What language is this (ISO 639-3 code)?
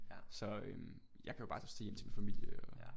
dan